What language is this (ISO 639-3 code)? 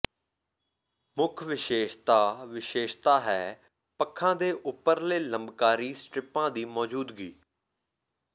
pan